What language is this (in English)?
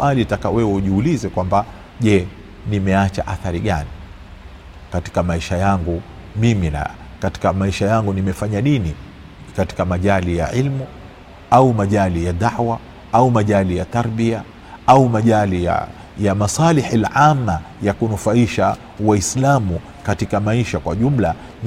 Swahili